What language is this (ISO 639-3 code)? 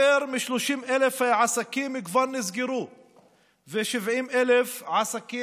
heb